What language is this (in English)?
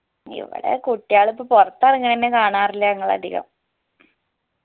Malayalam